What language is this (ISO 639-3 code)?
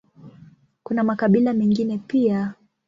swa